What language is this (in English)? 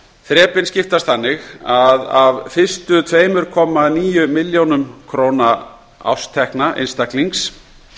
Icelandic